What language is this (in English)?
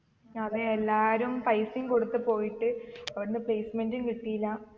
Malayalam